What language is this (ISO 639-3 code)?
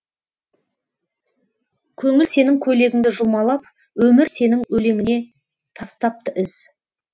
kaz